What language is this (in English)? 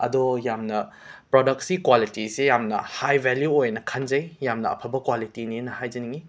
Manipuri